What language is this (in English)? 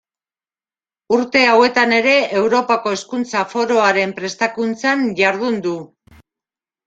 Basque